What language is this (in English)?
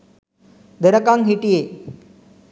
Sinhala